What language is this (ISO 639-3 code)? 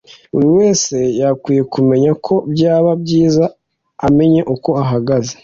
kin